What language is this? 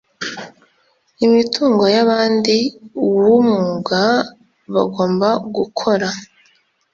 Kinyarwanda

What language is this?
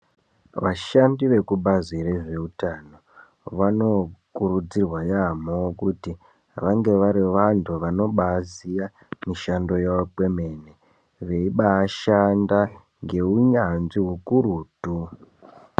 Ndau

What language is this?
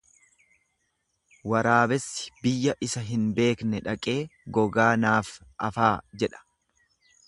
Oromo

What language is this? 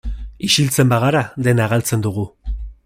Basque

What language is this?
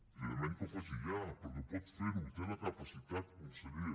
Catalan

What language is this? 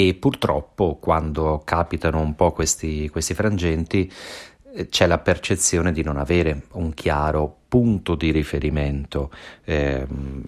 Italian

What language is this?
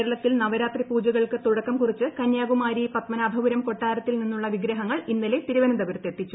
Malayalam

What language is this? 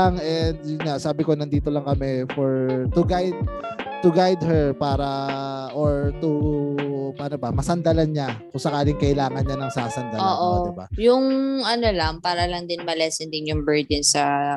Filipino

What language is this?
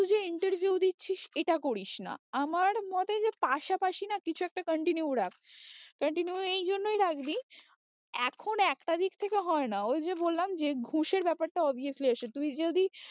Bangla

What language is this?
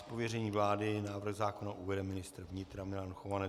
Czech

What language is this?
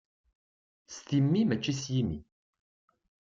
Kabyle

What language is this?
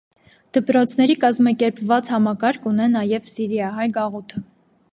Armenian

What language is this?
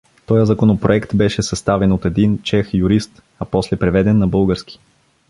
Bulgarian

